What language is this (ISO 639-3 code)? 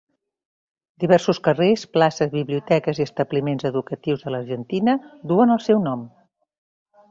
cat